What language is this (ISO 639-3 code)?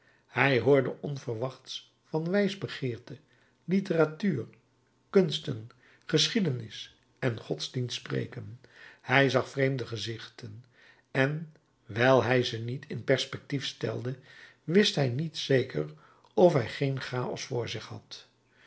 nld